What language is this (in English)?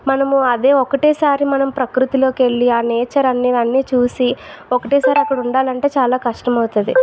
Telugu